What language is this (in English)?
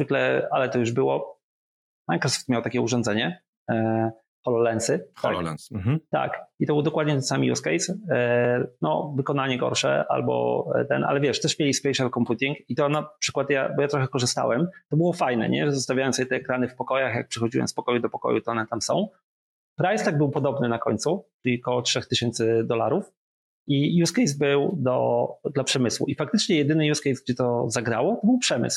Polish